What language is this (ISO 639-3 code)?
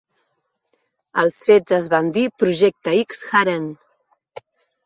cat